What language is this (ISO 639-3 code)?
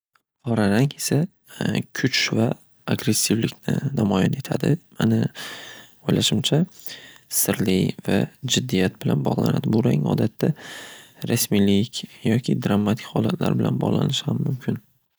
uzb